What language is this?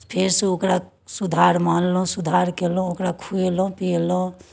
Maithili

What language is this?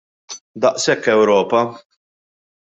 Maltese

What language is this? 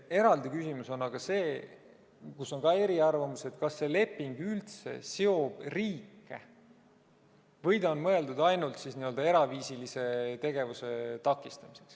Estonian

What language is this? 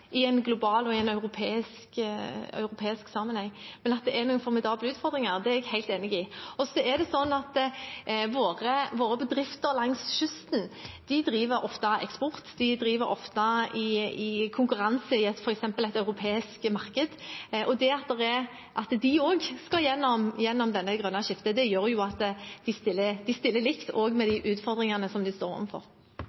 Norwegian Bokmål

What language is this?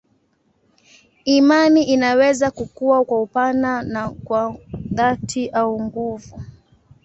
Swahili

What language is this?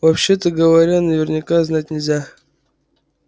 Russian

